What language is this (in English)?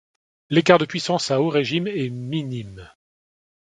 French